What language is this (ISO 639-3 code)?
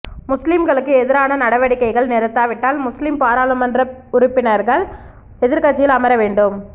tam